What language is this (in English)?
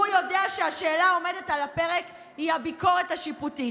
Hebrew